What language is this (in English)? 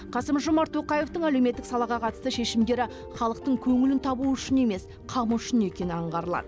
Kazakh